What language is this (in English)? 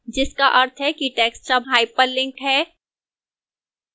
Hindi